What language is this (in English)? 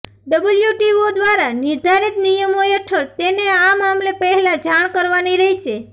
Gujarati